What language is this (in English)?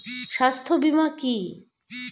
Bangla